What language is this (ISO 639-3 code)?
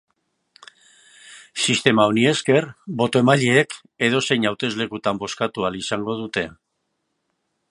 eus